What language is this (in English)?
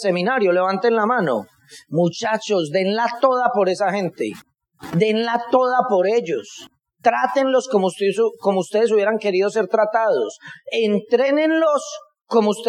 Spanish